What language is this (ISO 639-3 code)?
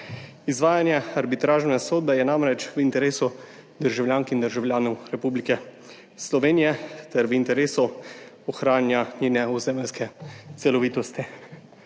slv